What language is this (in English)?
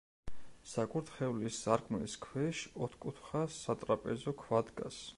Georgian